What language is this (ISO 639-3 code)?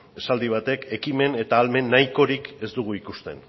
eus